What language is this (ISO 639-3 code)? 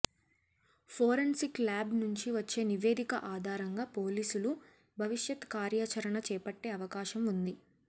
tel